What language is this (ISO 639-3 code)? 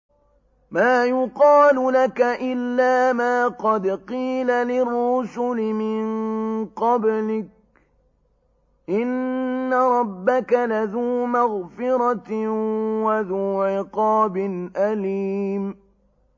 ara